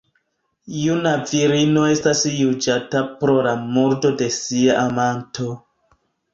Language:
Esperanto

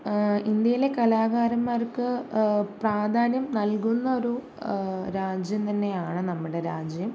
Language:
Malayalam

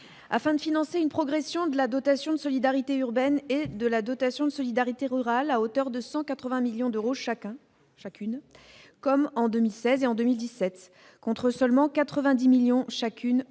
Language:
French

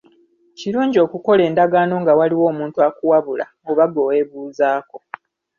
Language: Ganda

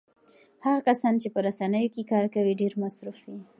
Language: Pashto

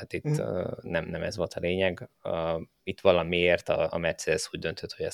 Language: Hungarian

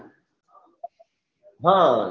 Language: Gujarati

